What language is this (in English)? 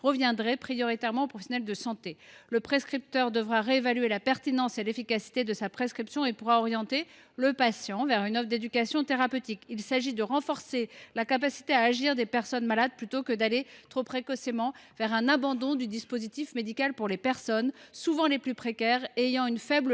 French